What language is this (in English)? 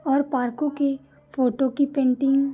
Hindi